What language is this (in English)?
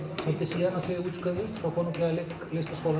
Icelandic